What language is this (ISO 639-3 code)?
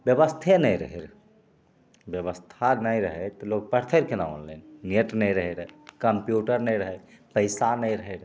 mai